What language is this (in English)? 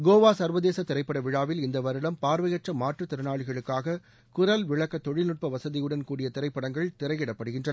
Tamil